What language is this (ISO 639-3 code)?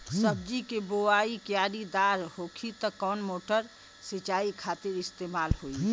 bho